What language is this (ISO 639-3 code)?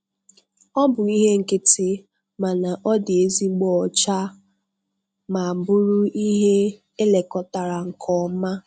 ibo